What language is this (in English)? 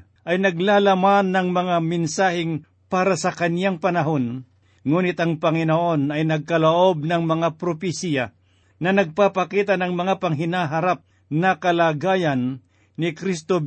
Filipino